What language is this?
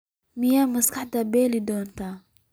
Somali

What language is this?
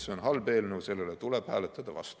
Estonian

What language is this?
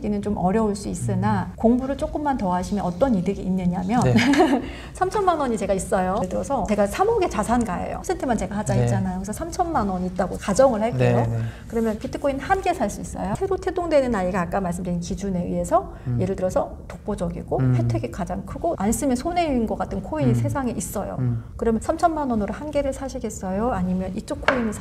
Korean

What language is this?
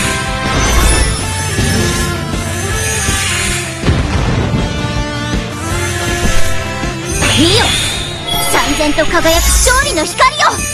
Japanese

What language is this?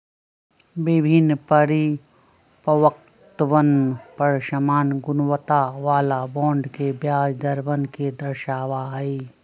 Magahi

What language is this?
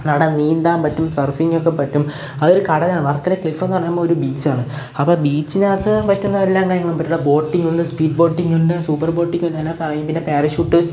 Malayalam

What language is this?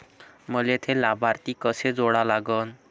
Marathi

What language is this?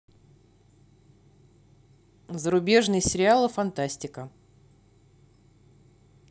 Russian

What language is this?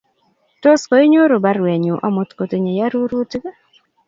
Kalenjin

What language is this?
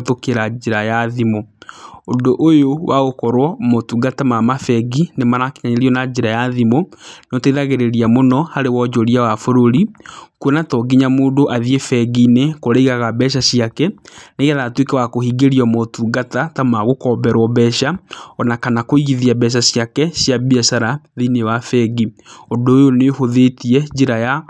Kikuyu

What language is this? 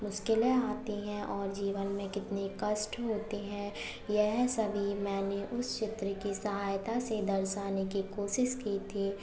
Hindi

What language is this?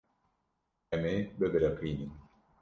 Kurdish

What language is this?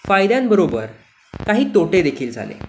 Marathi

